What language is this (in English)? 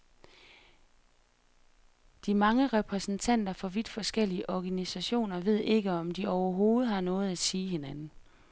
Danish